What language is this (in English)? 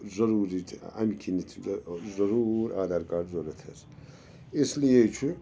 Kashmiri